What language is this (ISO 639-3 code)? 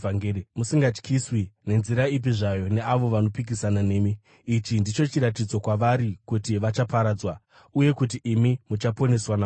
sna